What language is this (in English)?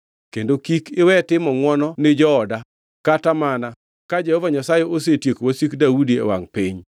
Luo (Kenya and Tanzania)